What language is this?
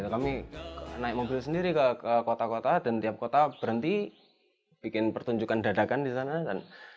Indonesian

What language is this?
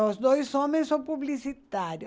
Portuguese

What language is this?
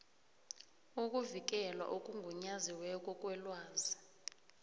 South Ndebele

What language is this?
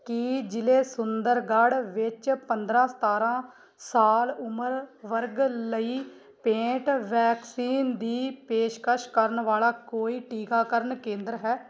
Punjabi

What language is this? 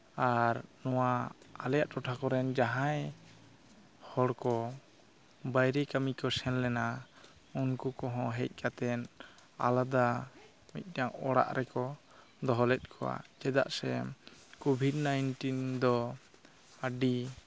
Santali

